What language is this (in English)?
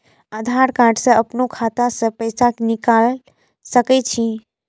Maithili